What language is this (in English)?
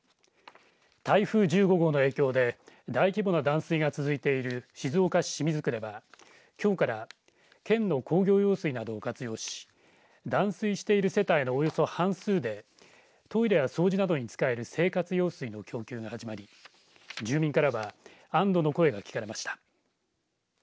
Japanese